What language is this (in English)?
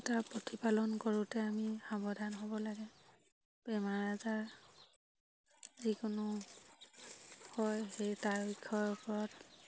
Assamese